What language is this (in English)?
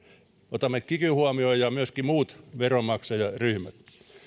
Finnish